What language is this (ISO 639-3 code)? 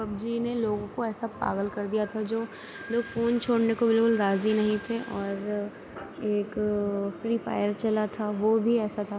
urd